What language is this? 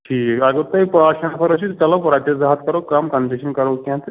Kashmiri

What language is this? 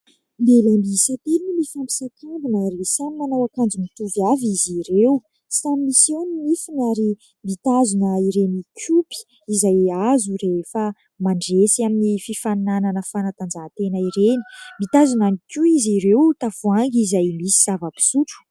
Malagasy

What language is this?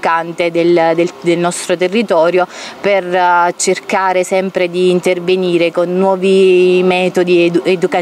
Italian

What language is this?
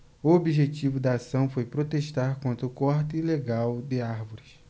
Portuguese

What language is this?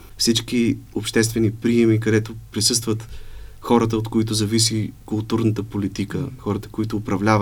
Bulgarian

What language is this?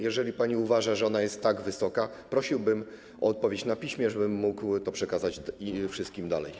Polish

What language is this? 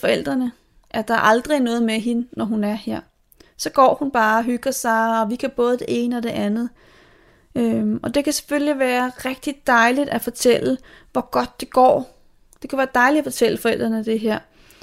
Danish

